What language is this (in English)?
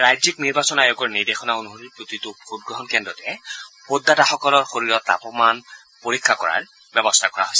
Assamese